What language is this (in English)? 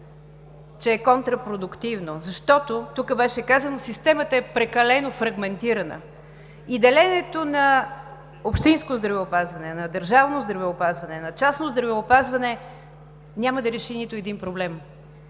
Bulgarian